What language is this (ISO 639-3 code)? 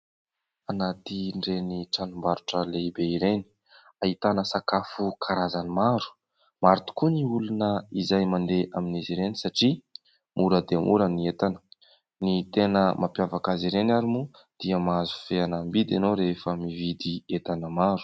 mlg